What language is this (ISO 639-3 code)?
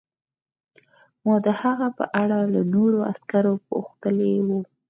pus